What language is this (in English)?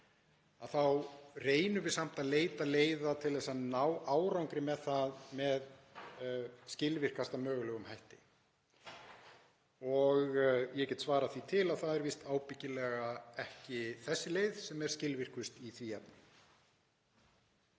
Icelandic